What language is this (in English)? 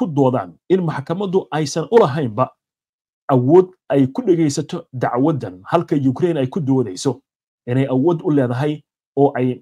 Arabic